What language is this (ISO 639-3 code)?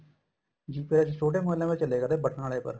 pan